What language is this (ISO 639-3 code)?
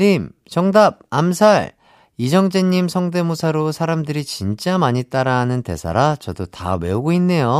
kor